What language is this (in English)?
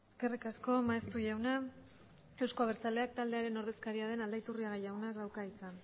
Basque